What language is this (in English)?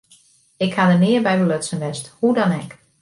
Western Frisian